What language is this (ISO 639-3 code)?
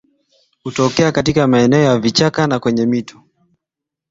swa